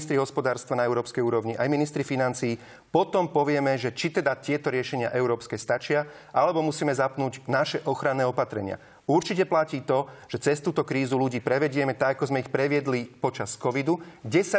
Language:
Slovak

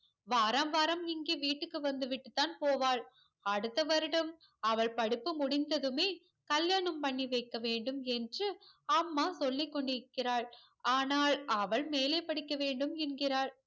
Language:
Tamil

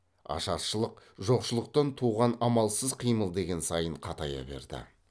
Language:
Kazakh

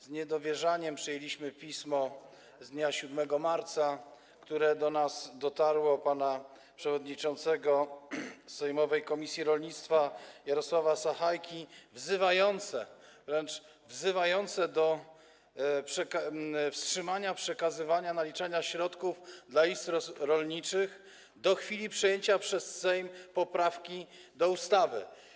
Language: Polish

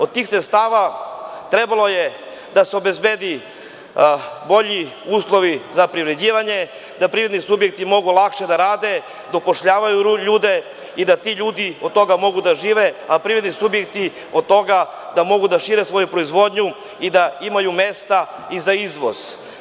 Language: Serbian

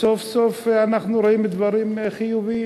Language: Hebrew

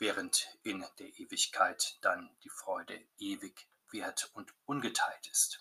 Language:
German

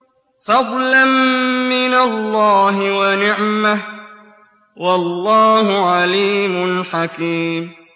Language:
Arabic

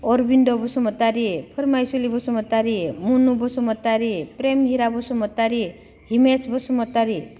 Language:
Bodo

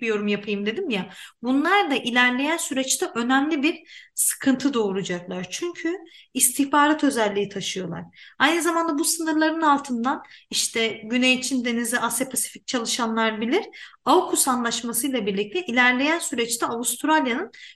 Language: Turkish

